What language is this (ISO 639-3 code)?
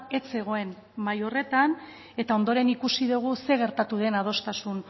eus